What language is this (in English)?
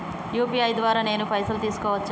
Telugu